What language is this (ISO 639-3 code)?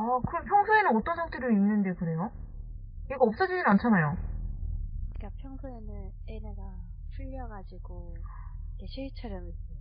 kor